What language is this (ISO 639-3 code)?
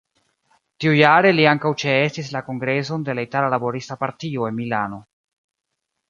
epo